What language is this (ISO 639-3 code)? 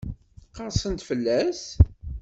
kab